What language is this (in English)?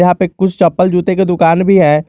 Hindi